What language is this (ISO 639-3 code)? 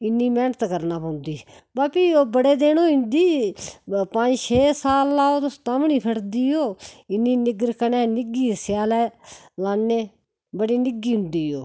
doi